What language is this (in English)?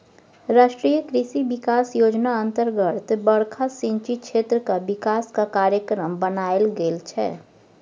Maithili